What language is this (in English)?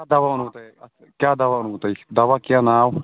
Kashmiri